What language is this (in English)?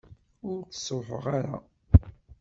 Kabyle